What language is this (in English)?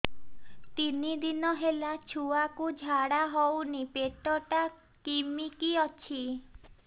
Odia